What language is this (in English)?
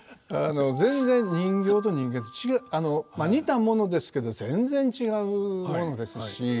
Japanese